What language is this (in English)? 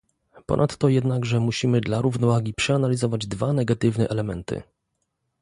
Polish